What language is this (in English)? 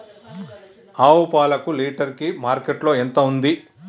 Telugu